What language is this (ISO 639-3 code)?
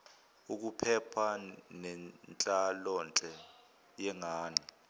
zul